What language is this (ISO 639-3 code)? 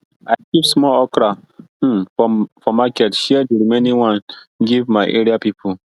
pcm